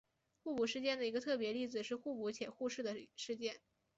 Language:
Chinese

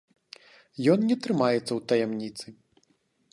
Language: Belarusian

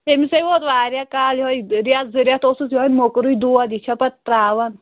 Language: Kashmiri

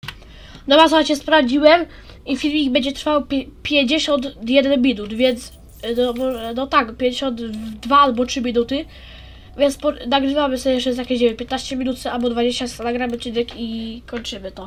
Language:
Polish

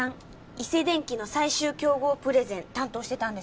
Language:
Japanese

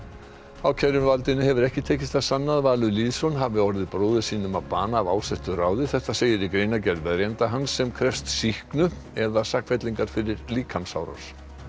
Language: Icelandic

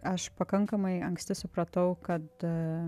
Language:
Lithuanian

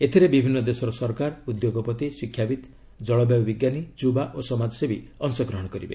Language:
Odia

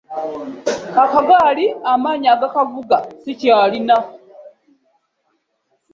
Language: Ganda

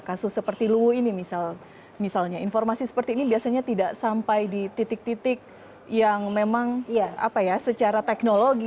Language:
Indonesian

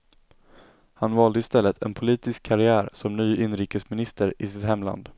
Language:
Swedish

